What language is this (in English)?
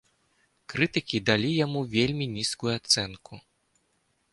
Belarusian